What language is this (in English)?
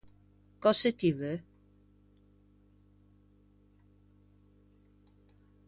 Ligurian